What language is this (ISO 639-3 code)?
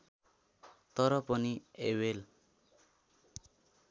nep